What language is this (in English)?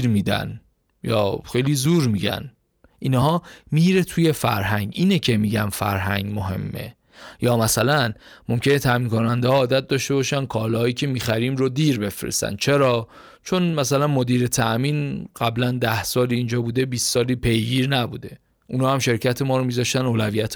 Persian